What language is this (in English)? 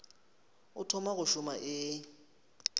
Northern Sotho